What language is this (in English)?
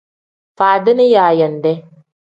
Tem